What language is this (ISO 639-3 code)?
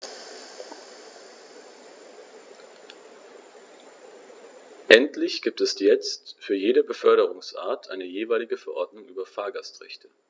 deu